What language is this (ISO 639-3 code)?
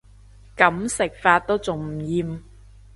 yue